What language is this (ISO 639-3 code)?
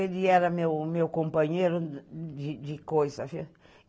por